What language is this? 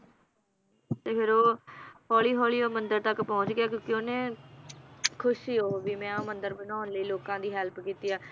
Punjabi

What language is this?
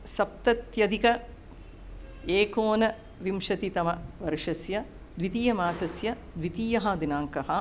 Sanskrit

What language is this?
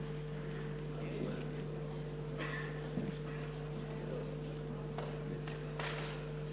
Hebrew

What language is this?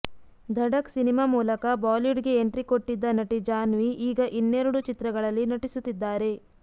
Kannada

